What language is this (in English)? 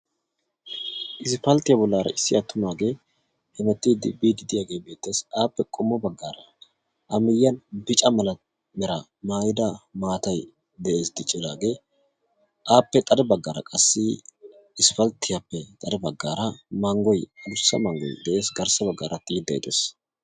Wolaytta